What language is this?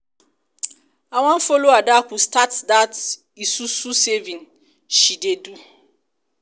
Nigerian Pidgin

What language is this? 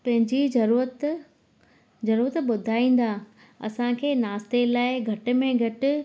Sindhi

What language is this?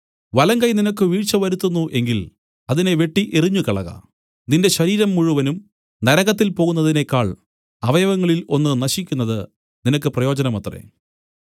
Malayalam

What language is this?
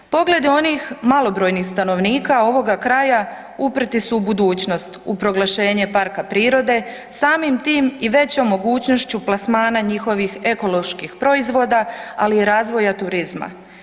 Croatian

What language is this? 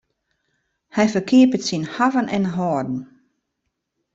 Western Frisian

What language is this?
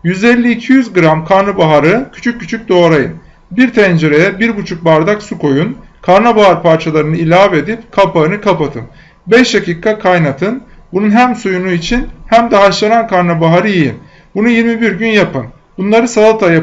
Turkish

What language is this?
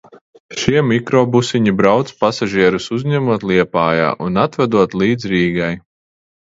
Latvian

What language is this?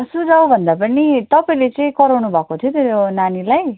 Nepali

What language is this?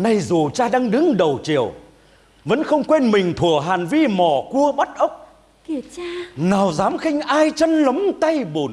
Vietnamese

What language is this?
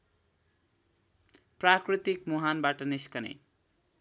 Nepali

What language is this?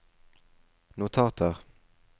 Norwegian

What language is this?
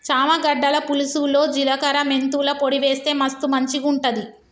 Telugu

